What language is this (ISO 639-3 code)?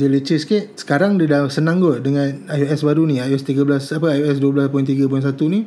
msa